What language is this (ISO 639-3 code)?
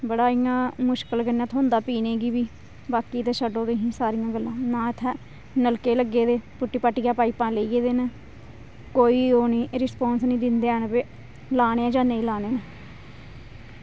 doi